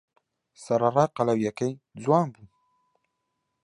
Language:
Central Kurdish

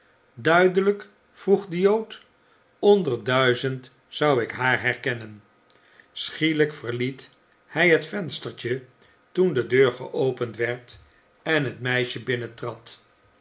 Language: Dutch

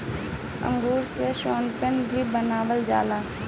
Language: Bhojpuri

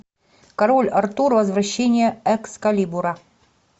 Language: Russian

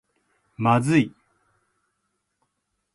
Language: Japanese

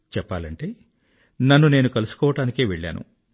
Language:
Telugu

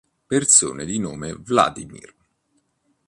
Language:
Italian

